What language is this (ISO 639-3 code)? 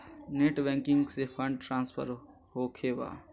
mag